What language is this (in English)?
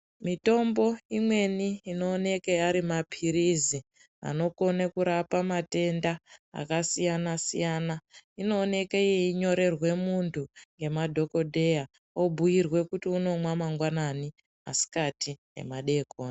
Ndau